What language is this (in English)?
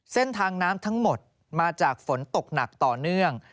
Thai